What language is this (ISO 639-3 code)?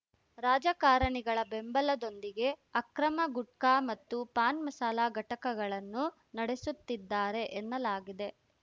kan